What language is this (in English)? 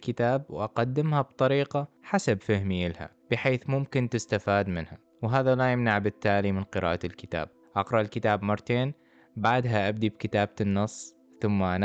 Arabic